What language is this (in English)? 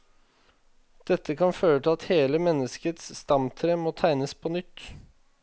Norwegian